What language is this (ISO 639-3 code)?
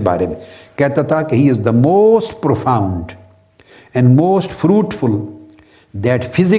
urd